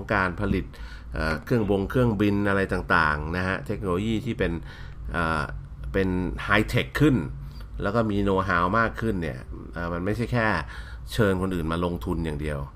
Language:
Thai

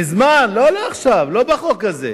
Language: Hebrew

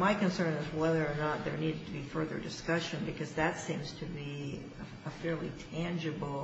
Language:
English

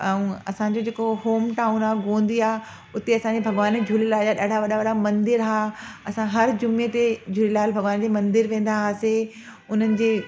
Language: Sindhi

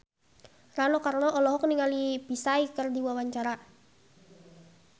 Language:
Sundanese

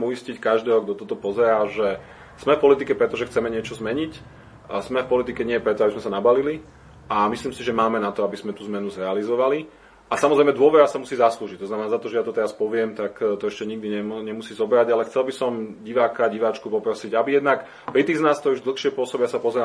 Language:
Slovak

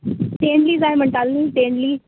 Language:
Konkani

